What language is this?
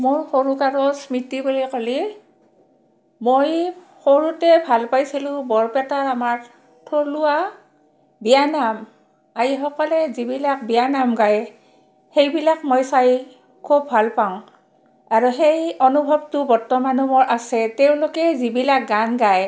Assamese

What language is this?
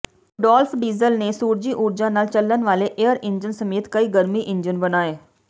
Punjabi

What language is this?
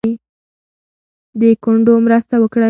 Pashto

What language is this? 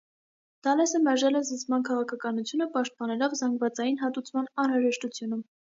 Armenian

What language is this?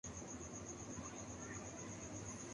Urdu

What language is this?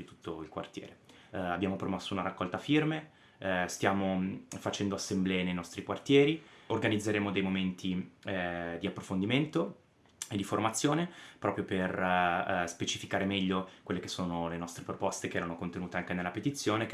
Italian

